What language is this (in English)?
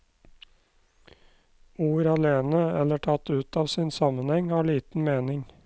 Norwegian